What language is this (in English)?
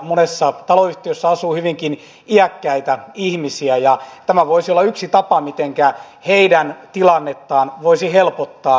Finnish